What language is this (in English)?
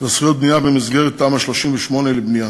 Hebrew